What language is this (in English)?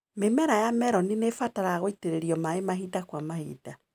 Kikuyu